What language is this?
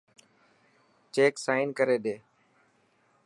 Dhatki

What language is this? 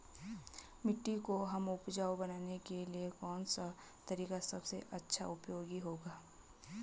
Hindi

